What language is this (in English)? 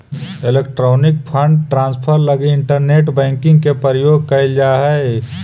Magahi